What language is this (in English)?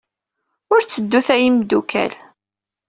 Kabyle